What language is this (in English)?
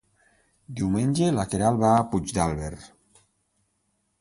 Catalan